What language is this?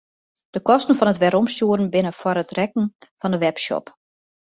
Western Frisian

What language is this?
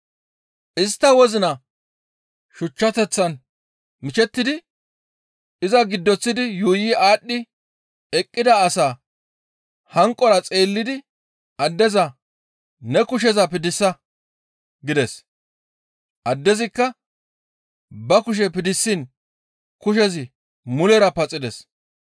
Gamo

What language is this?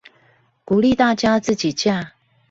Chinese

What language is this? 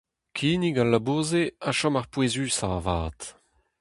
Breton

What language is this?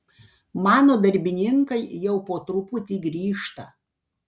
Lithuanian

